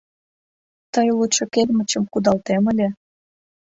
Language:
Mari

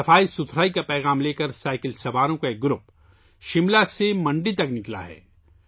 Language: Urdu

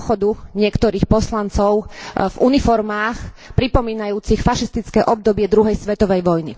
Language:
Slovak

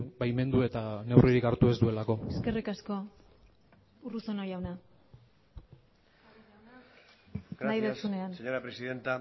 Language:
Basque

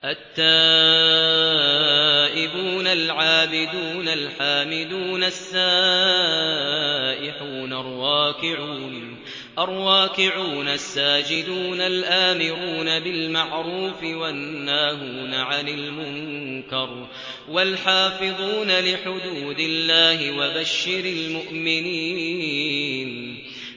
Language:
Arabic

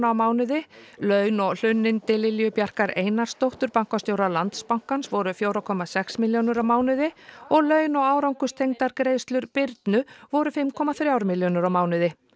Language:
Icelandic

